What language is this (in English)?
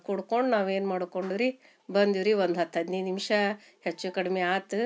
Kannada